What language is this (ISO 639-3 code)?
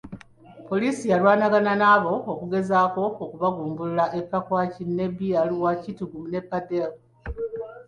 lug